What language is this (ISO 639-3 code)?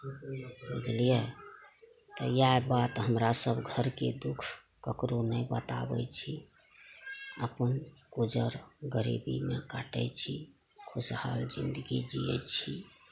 mai